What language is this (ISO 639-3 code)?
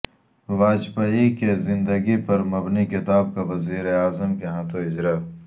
urd